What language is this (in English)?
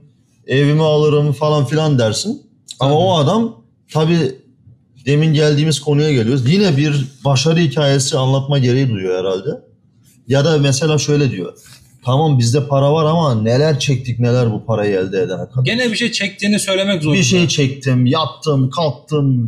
Turkish